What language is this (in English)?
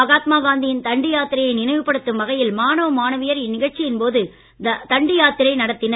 Tamil